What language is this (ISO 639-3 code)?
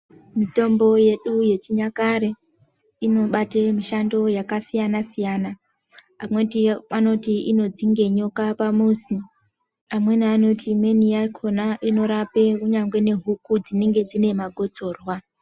ndc